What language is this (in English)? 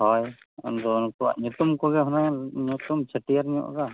Santali